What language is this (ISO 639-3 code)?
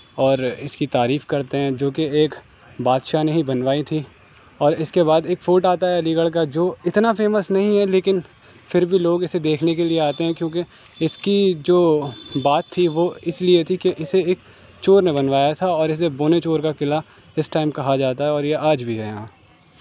urd